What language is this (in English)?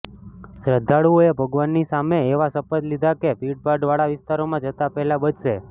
Gujarati